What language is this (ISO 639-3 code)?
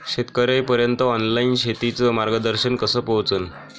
mar